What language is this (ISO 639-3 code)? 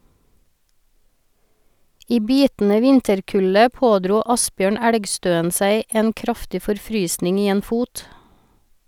nor